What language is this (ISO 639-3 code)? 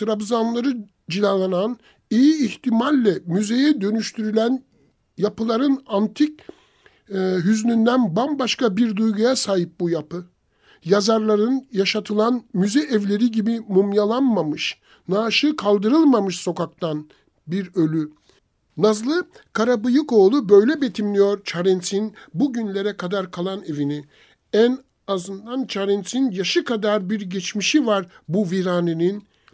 tur